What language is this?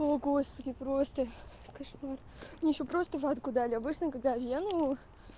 Russian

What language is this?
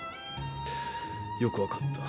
Japanese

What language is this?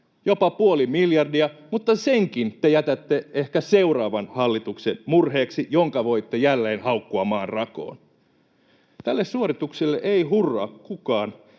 Finnish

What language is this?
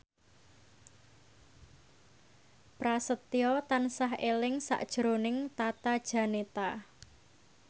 Javanese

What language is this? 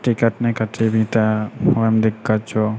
Maithili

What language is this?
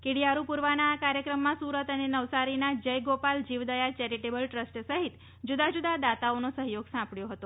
Gujarati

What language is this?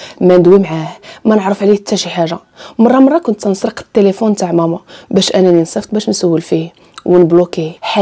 Arabic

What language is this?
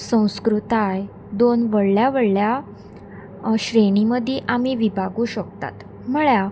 Konkani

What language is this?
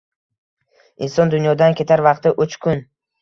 Uzbek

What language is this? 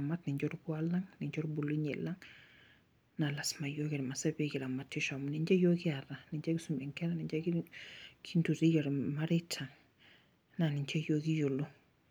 Masai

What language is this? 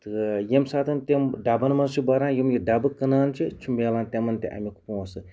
Kashmiri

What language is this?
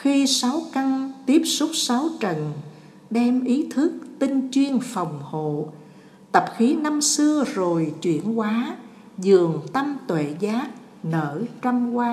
Vietnamese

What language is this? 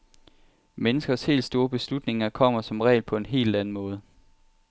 Danish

